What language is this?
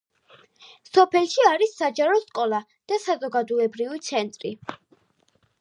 Georgian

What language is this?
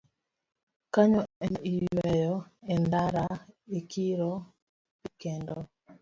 Luo (Kenya and Tanzania)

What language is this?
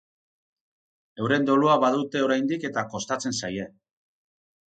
Basque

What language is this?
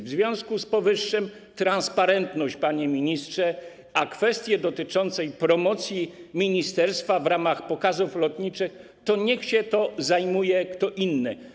Polish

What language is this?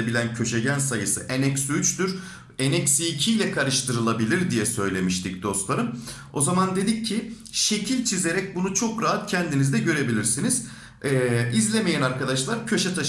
Turkish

